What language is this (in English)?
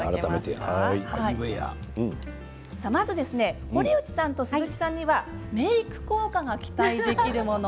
Japanese